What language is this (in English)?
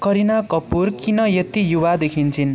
Nepali